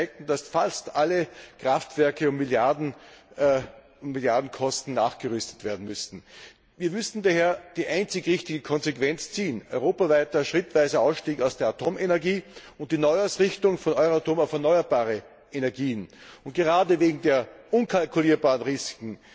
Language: German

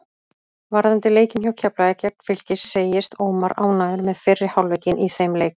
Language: Icelandic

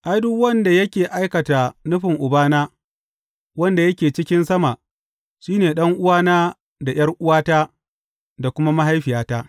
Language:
Hausa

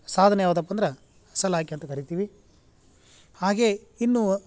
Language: Kannada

